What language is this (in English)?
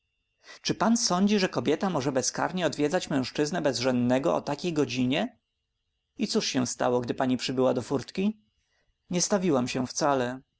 Polish